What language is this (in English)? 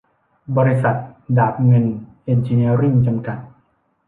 Thai